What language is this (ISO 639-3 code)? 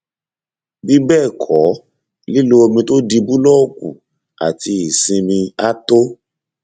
yor